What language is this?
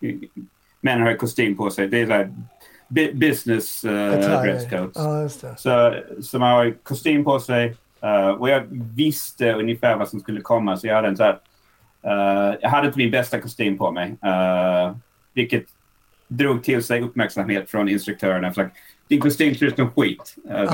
Swedish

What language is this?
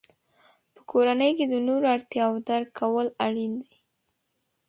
Pashto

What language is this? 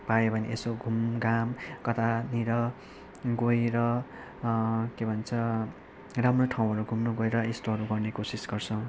Nepali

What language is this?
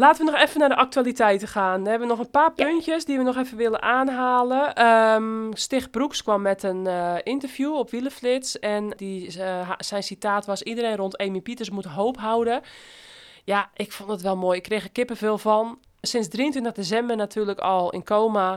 Dutch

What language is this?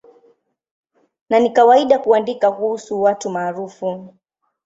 Swahili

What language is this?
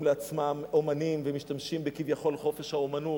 Hebrew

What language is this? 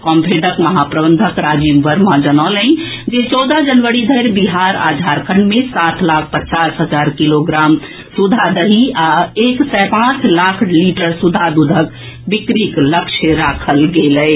Maithili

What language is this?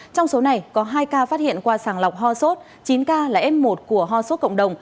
Vietnamese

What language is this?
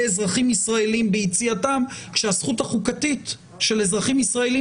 Hebrew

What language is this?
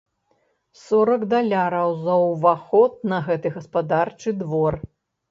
Belarusian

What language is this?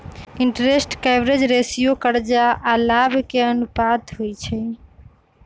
Magahi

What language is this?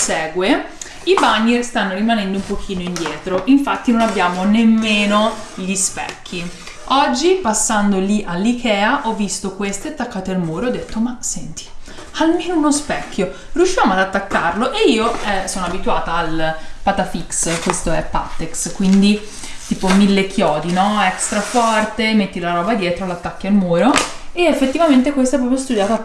Italian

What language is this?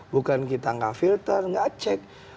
Indonesian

